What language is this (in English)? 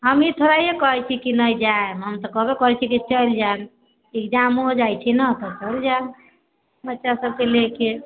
Maithili